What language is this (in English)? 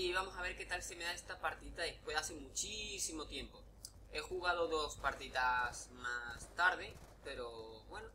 Spanish